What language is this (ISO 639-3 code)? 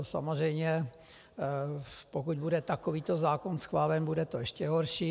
ces